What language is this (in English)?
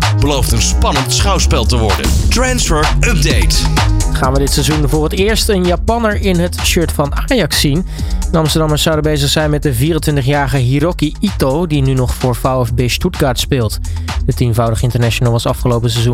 Dutch